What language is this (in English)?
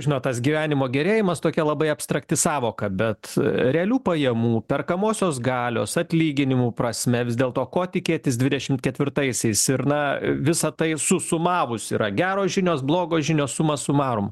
Lithuanian